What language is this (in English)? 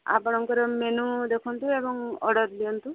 Odia